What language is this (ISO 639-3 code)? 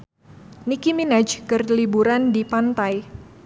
sun